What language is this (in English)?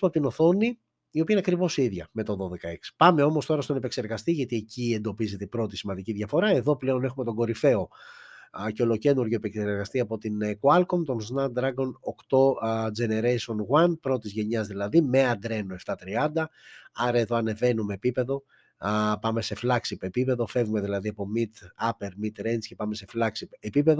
Greek